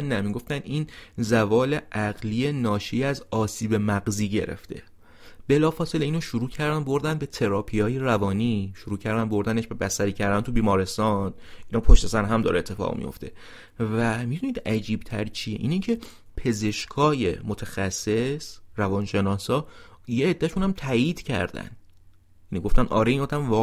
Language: Persian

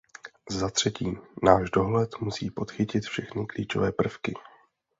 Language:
Czech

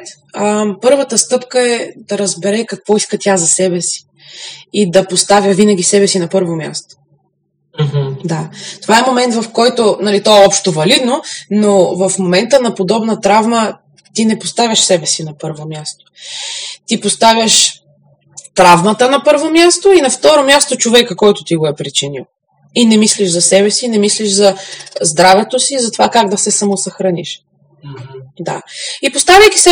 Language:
Bulgarian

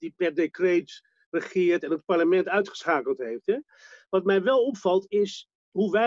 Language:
Dutch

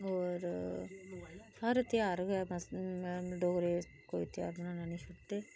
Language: Dogri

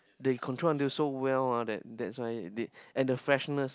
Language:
English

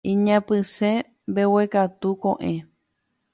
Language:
Guarani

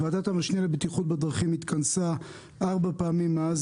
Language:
Hebrew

